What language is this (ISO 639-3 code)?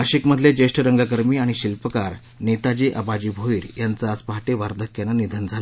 mar